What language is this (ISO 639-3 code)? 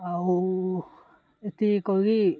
ori